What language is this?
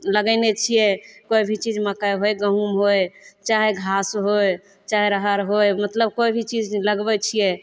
Maithili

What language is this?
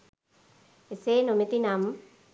Sinhala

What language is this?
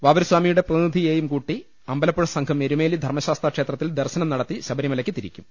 Malayalam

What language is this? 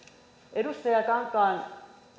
Finnish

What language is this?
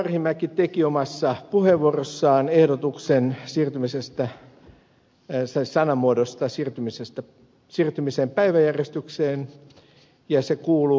Finnish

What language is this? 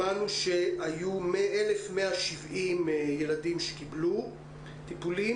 Hebrew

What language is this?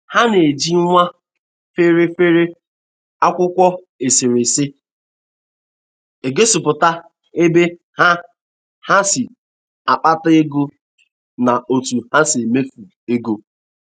Igbo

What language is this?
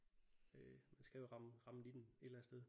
Danish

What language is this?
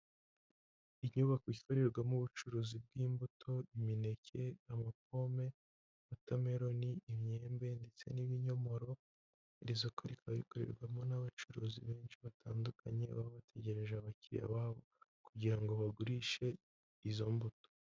Kinyarwanda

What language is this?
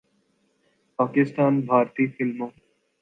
Urdu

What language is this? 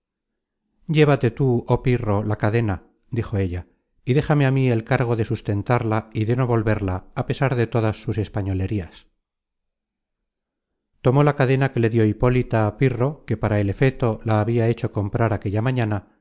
Spanish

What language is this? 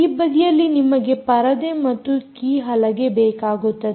Kannada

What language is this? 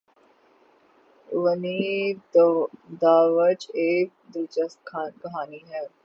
Urdu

